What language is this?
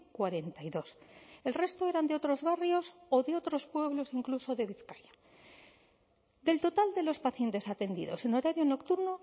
Spanish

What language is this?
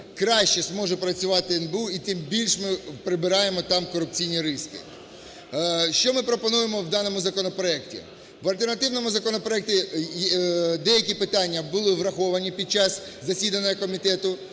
Ukrainian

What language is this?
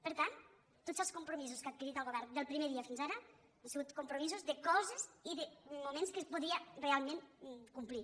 Catalan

